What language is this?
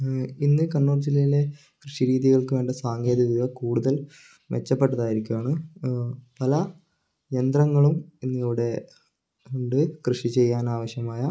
Malayalam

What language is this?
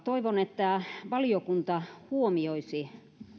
Finnish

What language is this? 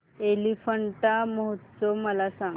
Marathi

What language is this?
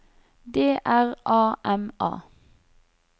Norwegian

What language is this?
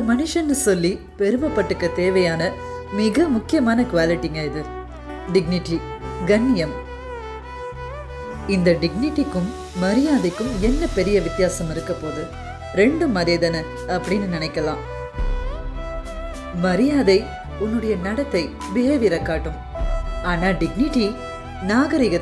Tamil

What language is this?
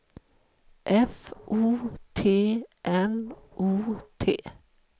Swedish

